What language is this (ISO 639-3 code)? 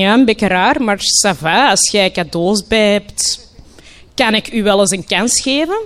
nld